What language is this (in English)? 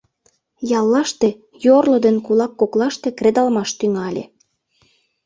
Mari